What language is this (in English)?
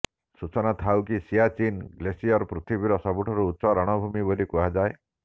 Odia